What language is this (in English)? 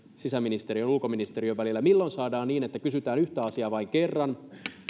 Finnish